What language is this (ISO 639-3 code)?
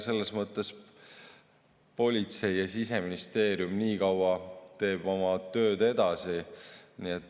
est